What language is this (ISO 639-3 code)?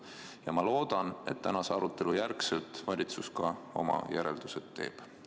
est